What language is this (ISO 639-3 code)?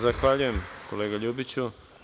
srp